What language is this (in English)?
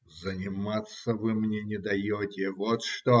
Russian